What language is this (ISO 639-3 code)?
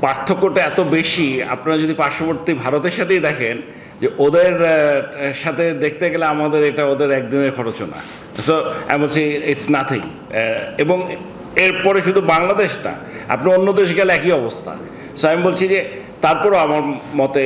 ron